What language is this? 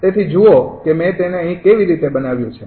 Gujarati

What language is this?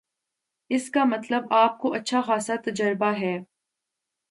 Urdu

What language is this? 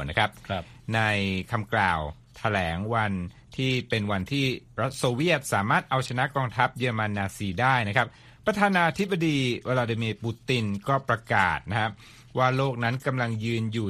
Thai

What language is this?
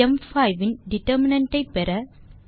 Tamil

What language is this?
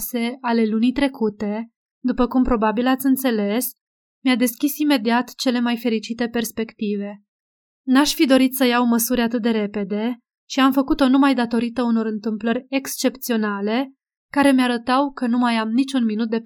Romanian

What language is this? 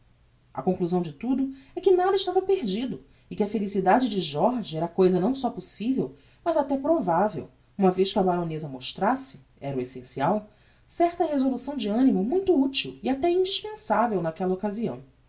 Portuguese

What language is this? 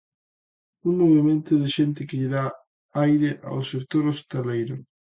Galician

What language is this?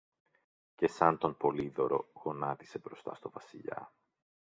Greek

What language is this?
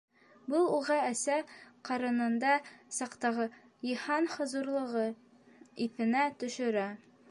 Bashkir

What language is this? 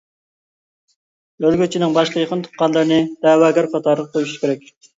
Uyghur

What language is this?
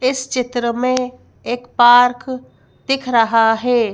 Hindi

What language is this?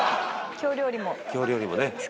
Japanese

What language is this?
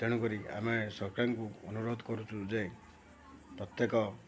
Odia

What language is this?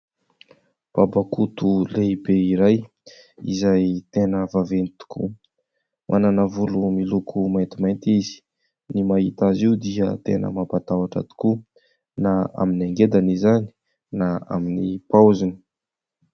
Malagasy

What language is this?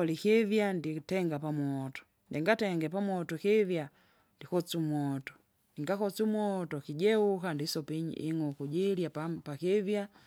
Kinga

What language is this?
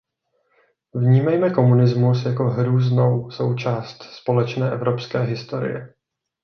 Czech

